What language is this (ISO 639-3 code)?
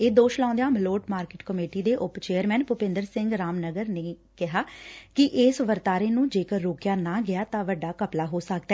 pan